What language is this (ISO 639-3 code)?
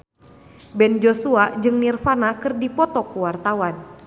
sun